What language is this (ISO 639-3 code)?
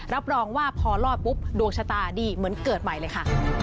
tha